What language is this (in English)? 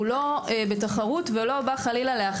Hebrew